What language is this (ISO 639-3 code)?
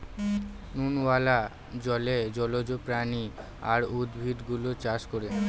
ben